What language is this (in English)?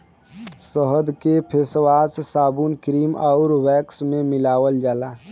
Bhojpuri